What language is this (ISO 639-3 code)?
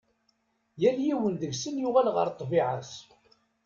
kab